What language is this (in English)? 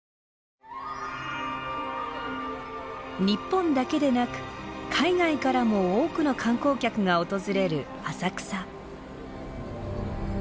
Japanese